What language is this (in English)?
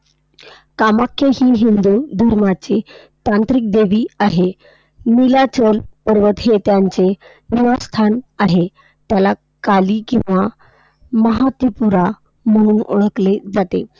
Marathi